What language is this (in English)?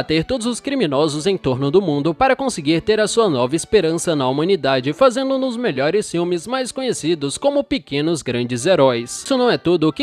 Portuguese